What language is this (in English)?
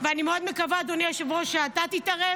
Hebrew